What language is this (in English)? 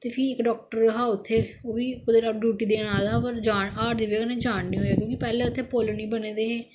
Dogri